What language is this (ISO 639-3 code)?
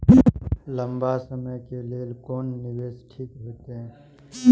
mai